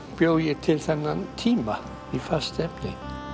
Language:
Icelandic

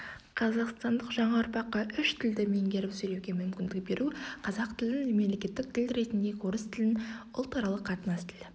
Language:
Kazakh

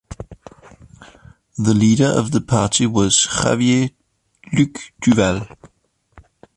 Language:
English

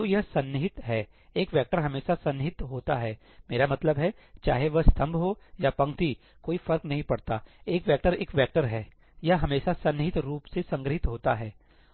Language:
Hindi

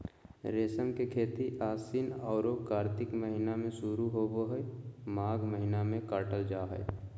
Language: Magahi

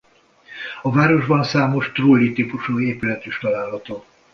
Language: Hungarian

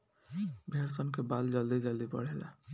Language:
Bhojpuri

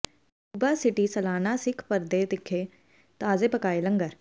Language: Punjabi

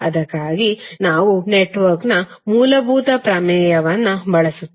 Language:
Kannada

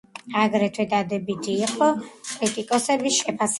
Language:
Georgian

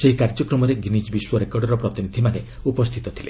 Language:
Odia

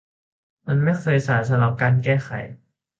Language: Thai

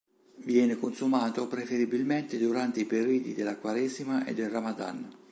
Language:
Italian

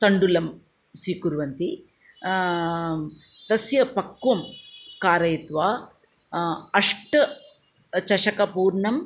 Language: Sanskrit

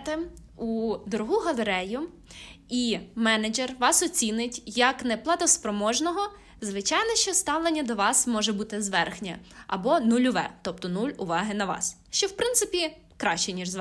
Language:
Ukrainian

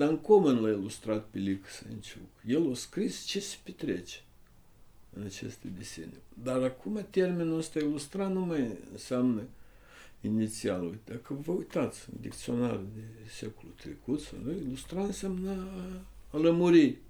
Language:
Romanian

